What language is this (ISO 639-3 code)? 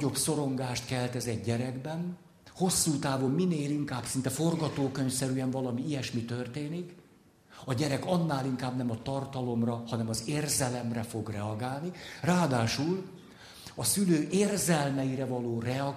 hun